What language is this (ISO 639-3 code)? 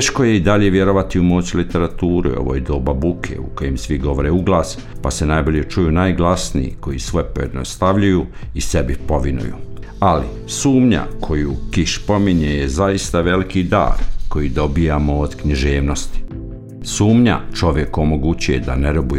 hrv